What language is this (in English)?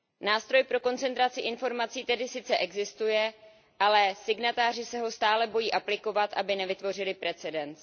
Czech